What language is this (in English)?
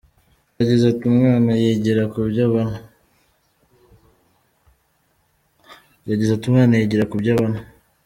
Kinyarwanda